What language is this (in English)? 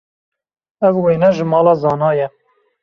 Kurdish